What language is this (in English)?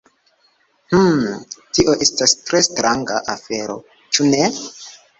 Esperanto